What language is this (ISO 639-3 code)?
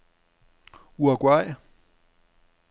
dan